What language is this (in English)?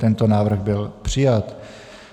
Czech